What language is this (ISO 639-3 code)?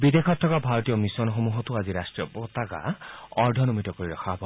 asm